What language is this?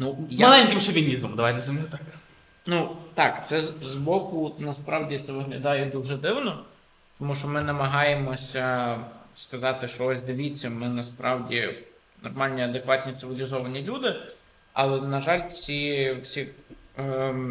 Ukrainian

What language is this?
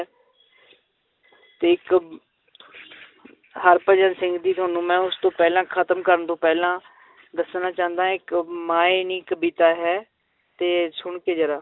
Punjabi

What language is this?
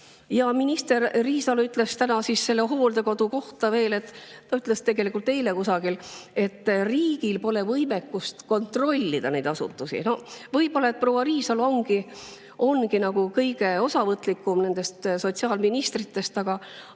Estonian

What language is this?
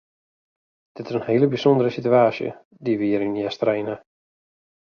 Western Frisian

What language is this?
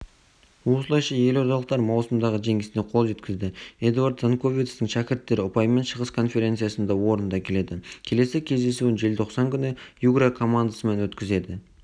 Kazakh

